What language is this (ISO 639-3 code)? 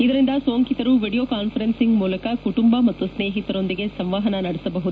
kan